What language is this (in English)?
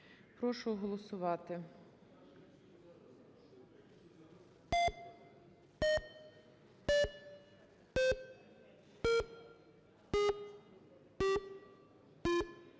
Ukrainian